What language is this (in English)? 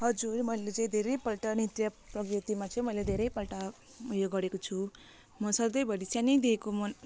Nepali